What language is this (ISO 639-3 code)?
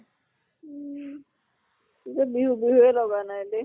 asm